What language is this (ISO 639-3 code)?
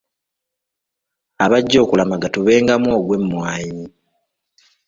lug